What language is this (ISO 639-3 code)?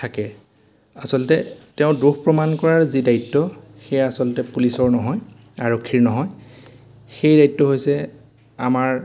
asm